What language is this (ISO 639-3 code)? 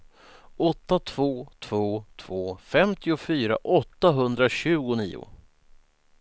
swe